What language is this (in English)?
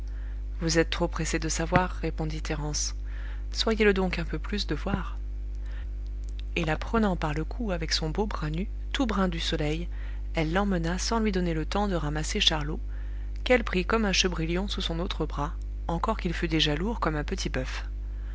French